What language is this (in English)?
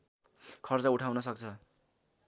Nepali